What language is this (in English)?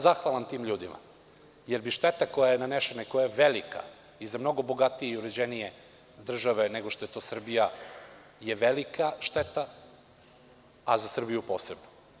Serbian